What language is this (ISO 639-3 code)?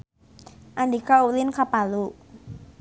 sun